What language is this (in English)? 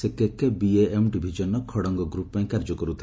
Odia